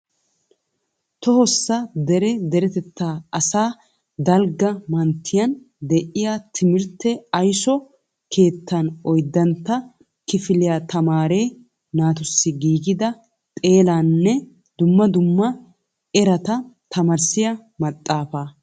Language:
Wolaytta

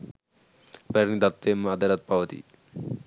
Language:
Sinhala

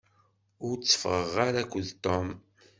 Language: Kabyle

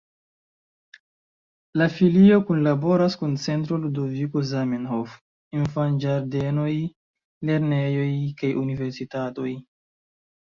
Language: Esperanto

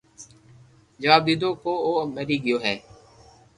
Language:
Loarki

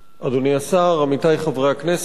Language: Hebrew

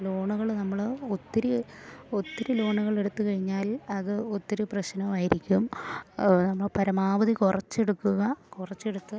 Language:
Malayalam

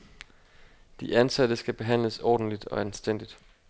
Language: Danish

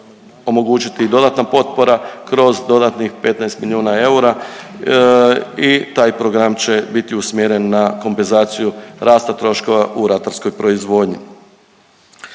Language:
Croatian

